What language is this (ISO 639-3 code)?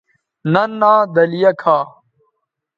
btv